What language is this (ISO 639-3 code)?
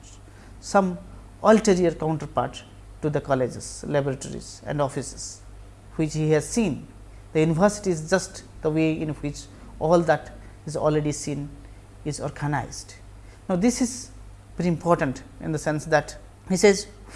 eng